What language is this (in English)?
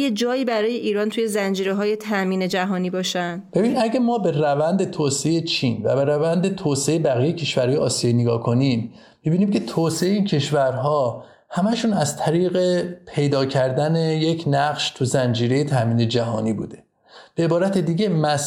Persian